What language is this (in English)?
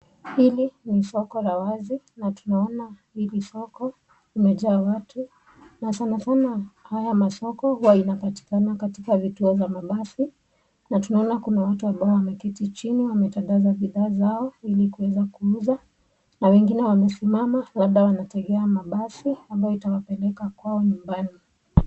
Swahili